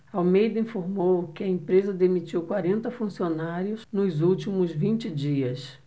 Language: Portuguese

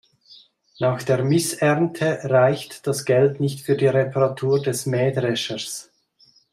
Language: German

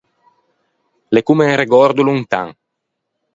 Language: Ligurian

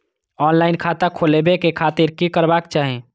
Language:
Maithili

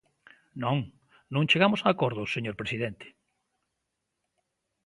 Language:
Galician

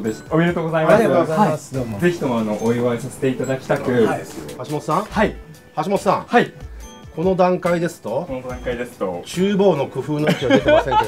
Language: Japanese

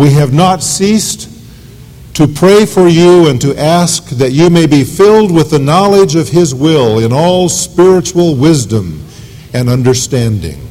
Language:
English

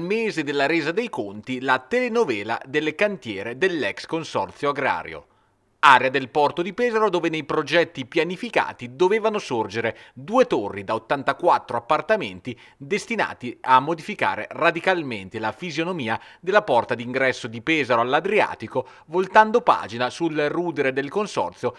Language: Italian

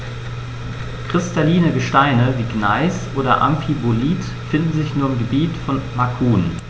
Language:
German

